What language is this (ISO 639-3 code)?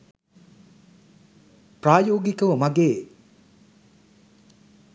sin